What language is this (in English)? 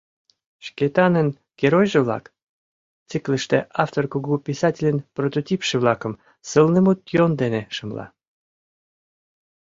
Mari